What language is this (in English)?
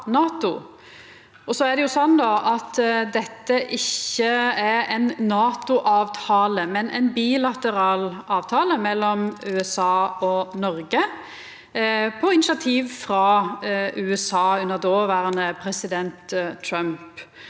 Norwegian